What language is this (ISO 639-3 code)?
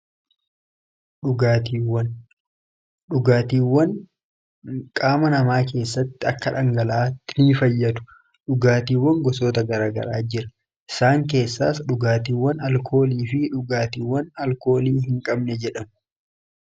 orm